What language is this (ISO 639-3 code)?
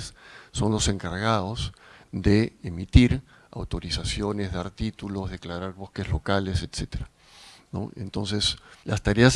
spa